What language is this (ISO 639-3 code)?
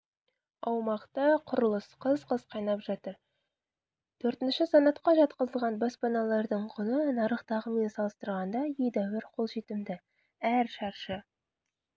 kaz